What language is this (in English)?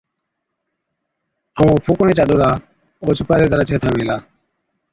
Od